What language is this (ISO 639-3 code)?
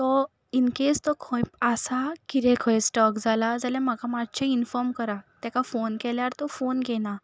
kok